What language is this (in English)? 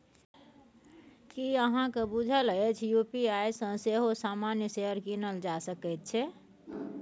Maithili